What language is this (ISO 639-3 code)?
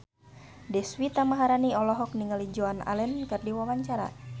sun